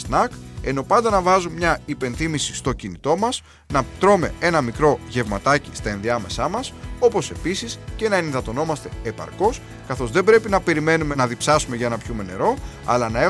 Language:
Greek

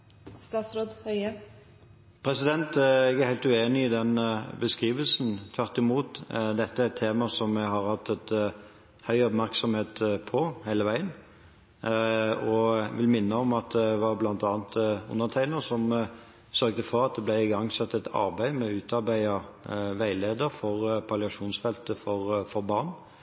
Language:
Norwegian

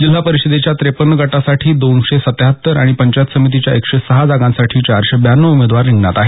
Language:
Marathi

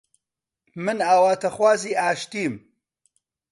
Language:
Central Kurdish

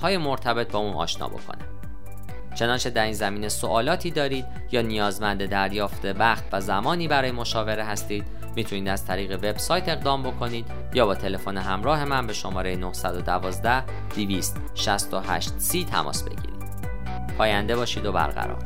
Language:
Persian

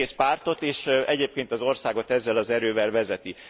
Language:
Hungarian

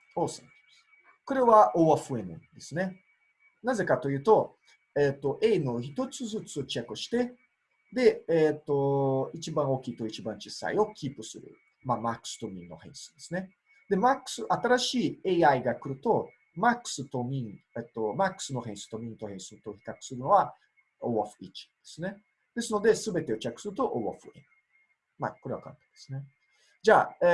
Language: Japanese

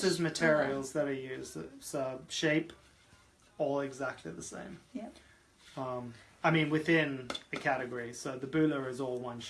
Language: English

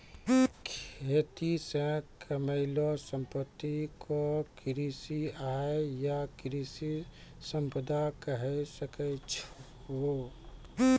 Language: Maithili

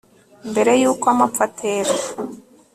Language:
Kinyarwanda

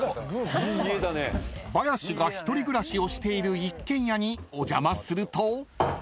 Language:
Japanese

